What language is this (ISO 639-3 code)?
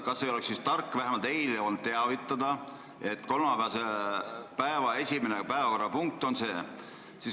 est